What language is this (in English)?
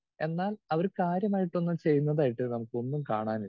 Malayalam